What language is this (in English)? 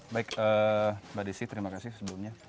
Indonesian